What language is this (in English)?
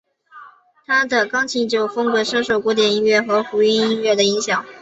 Chinese